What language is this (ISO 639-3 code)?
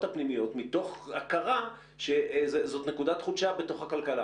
heb